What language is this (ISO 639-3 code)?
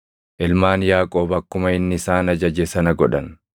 orm